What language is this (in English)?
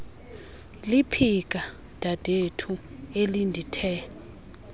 Xhosa